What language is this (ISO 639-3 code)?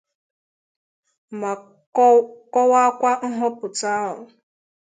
ibo